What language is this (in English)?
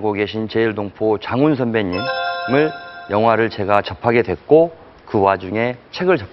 Korean